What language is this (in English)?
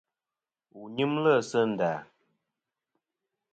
Kom